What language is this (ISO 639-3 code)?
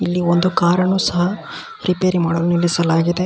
kan